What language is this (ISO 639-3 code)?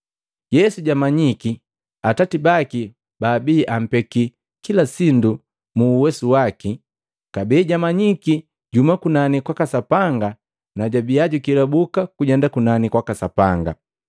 mgv